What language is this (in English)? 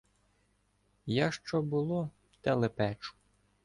Ukrainian